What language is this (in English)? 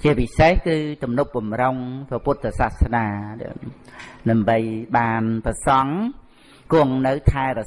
Vietnamese